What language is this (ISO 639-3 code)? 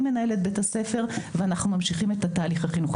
heb